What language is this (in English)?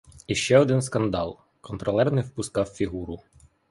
Ukrainian